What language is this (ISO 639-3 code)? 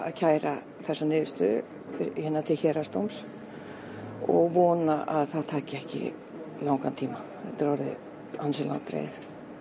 isl